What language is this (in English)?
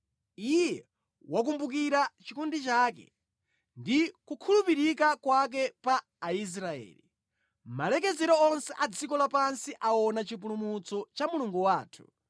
Nyanja